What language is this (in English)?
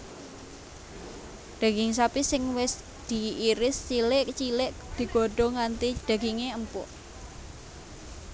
Javanese